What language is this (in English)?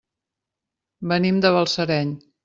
Catalan